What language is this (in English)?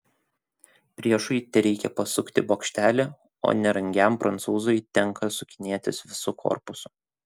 Lithuanian